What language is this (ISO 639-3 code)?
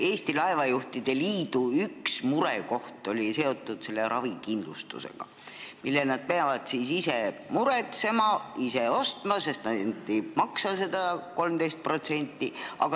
est